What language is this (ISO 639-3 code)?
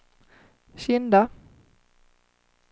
swe